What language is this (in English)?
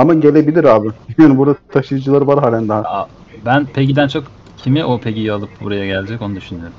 Turkish